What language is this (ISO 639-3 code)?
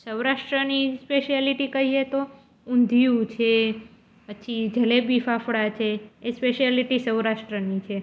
guj